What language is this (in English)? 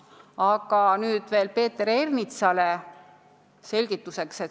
Estonian